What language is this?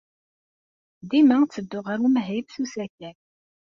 Kabyle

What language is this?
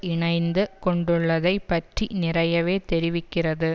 Tamil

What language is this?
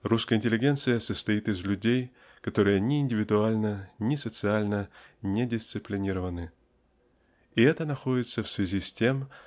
Russian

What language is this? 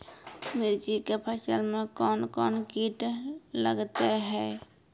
Maithili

